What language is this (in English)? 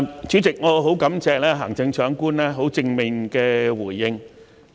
Cantonese